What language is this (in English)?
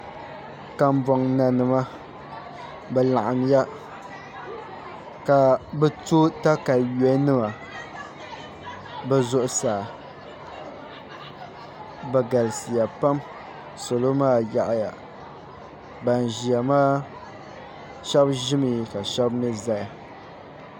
Dagbani